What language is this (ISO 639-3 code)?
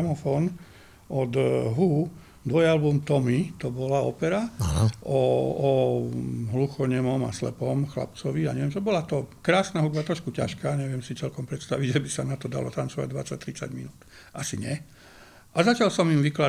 slk